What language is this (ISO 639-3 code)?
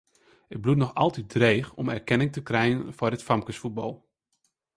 fry